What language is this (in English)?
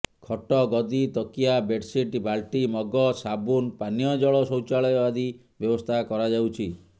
Odia